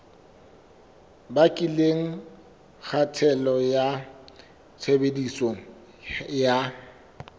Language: Southern Sotho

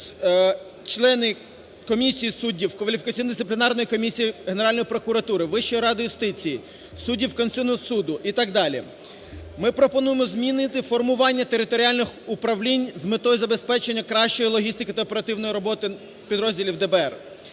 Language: Ukrainian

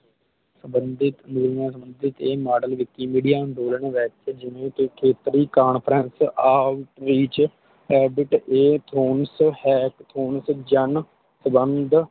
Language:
Punjabi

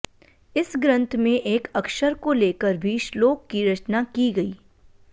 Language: Sanskrit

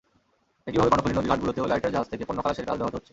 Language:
Bangla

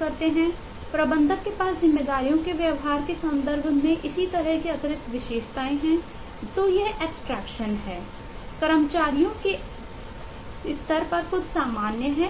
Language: Hindi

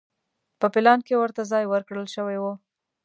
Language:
Pashto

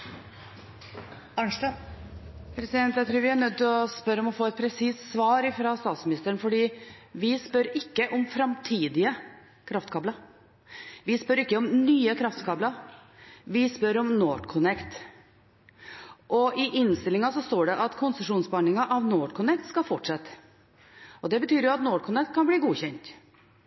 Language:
Norwegian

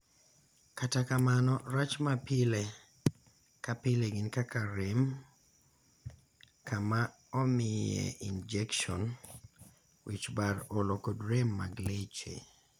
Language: Luo (Kenya and Tanzania)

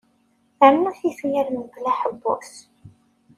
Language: Kabyle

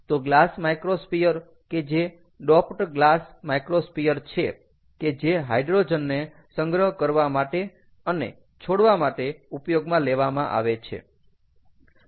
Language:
Gujarati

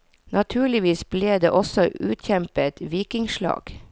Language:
Norwegian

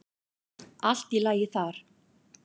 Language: Icelandic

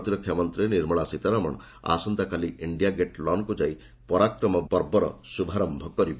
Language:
Odia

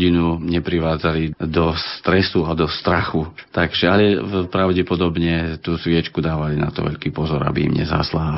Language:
Slovak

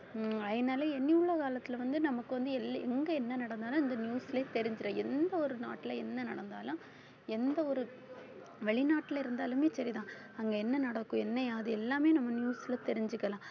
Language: Tamil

